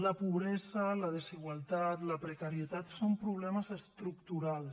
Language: Catalan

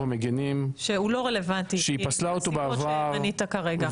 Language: Hebrew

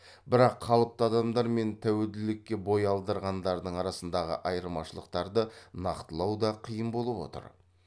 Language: Kazakh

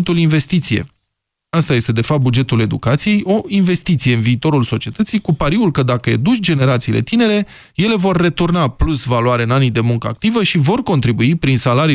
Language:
Romanian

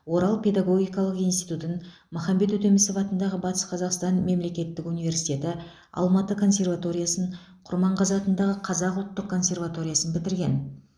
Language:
Kazakh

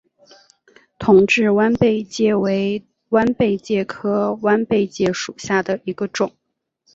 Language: Chinese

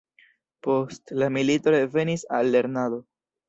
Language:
Esperanto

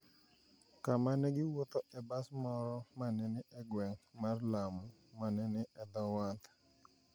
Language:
Luo (Kenya and Tanzania)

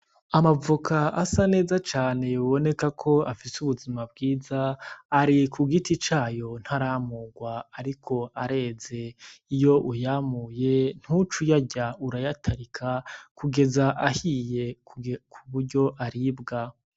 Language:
Rundi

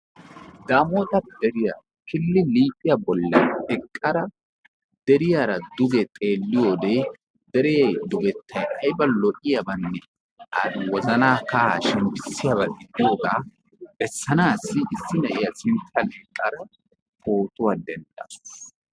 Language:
Wolaytta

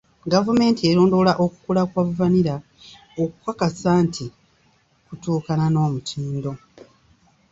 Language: Ganda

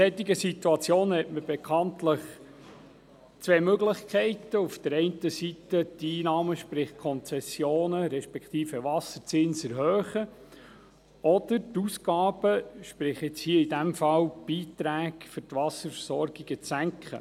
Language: Swiss German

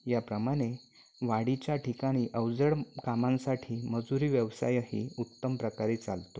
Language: Marathi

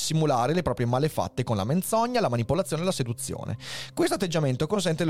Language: Italian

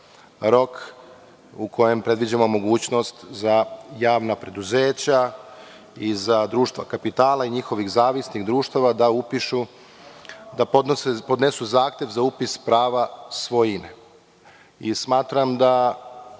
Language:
Serbian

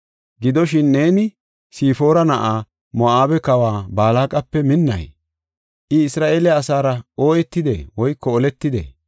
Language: Gofa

